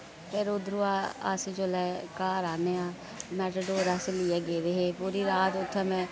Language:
Dogri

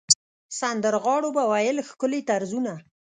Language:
Pashto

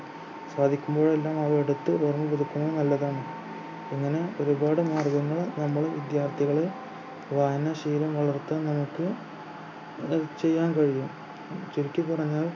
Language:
Malayalam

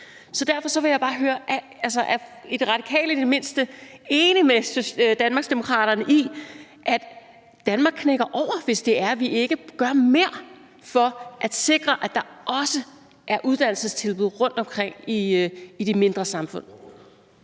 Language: Danish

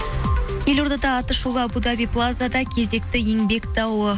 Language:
Kazakh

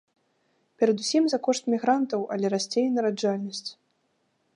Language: Belarusian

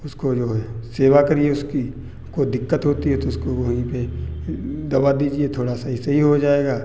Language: Hindi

